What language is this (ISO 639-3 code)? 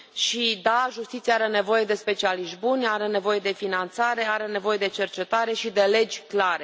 ron